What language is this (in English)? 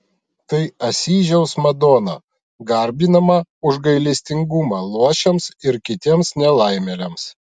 Lithuanian